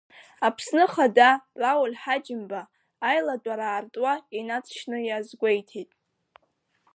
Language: Abkhazian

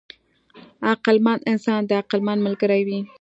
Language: Pashto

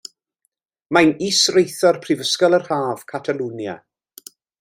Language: Welsh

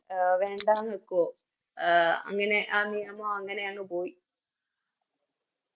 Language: Malayalam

